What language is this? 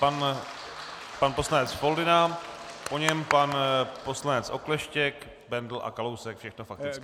Czech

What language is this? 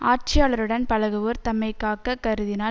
Tamil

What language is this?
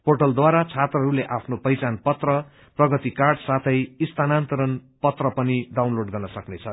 Nepali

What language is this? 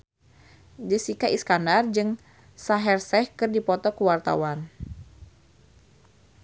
Sundanese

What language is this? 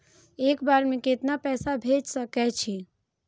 Maithili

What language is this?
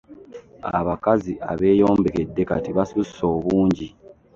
Ganda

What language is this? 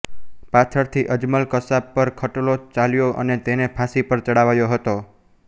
Gujarati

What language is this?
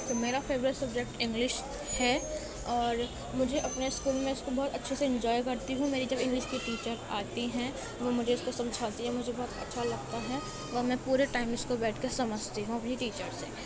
Urdu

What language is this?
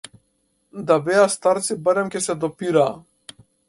Macedonian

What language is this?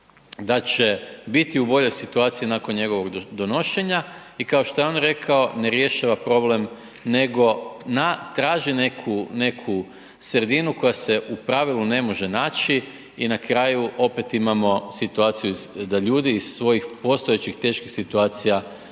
Croatian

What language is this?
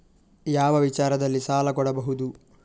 Kannada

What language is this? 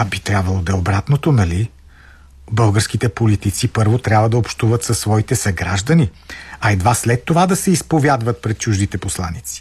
Bulgarian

